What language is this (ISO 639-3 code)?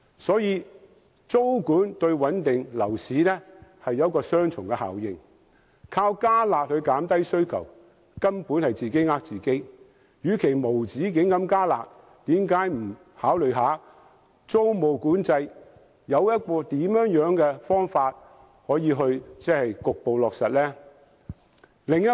yue